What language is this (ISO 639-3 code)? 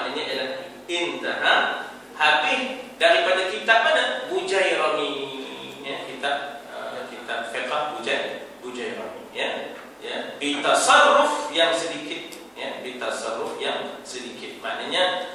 msa